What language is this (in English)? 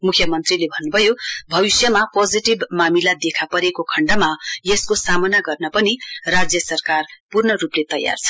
Nepali